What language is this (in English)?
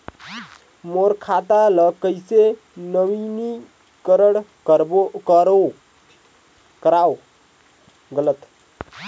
Chhattisgarhi